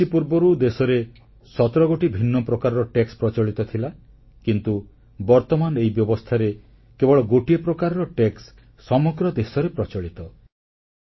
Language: Odia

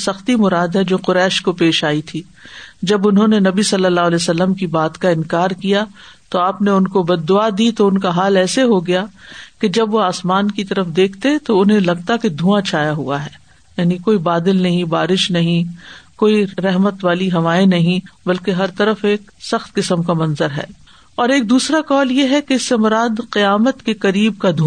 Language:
Urdu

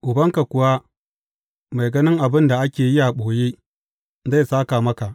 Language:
Hausa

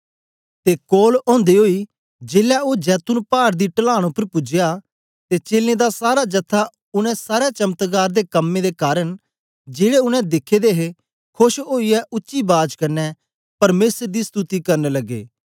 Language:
Dogri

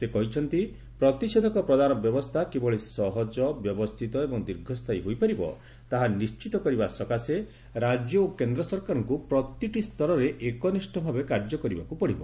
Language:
Odia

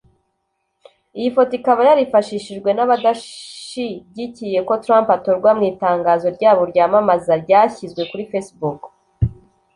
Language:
Kinyarwanda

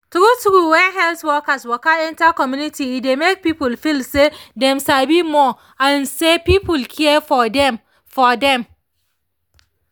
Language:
Nigerian Pidgin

